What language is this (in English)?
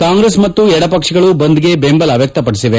Kannada